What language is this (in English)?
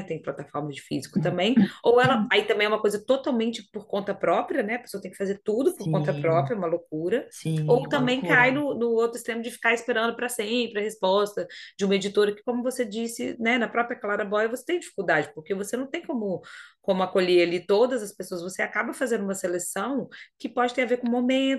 Portuguese